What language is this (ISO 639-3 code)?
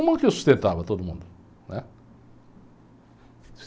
por